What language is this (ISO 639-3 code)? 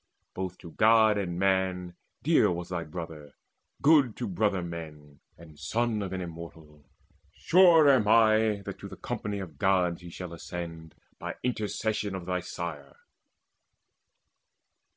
eng